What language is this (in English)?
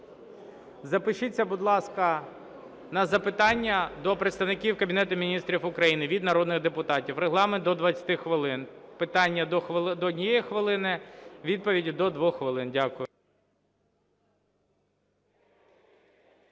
Ukrainian